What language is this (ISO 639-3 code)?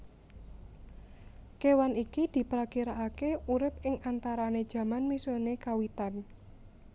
jav